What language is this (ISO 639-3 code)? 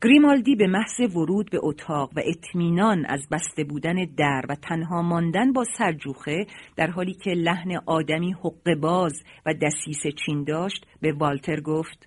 fas